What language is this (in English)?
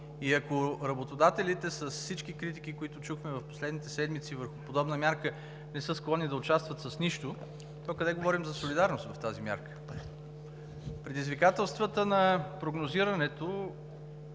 Bulgarian